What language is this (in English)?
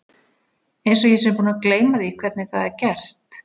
Icelandic